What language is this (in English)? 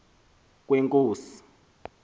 Xhosa